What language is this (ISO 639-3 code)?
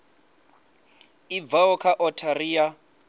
ven